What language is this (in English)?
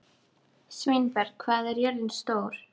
Icelandic